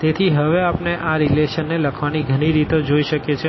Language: Gujarati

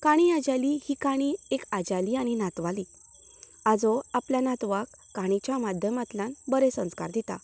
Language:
Konkani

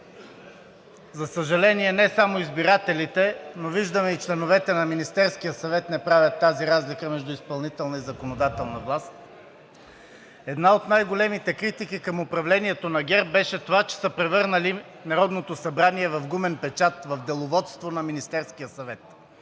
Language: Bulgarian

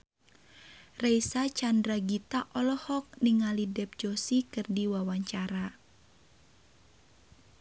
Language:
Sundanese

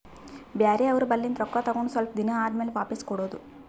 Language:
Kannada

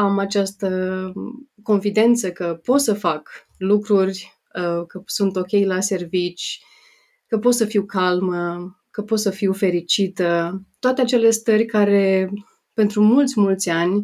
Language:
Romanian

